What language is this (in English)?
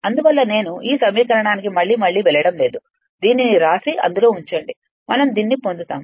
Telugu